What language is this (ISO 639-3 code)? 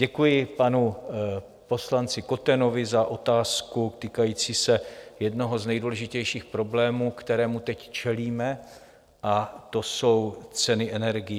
ces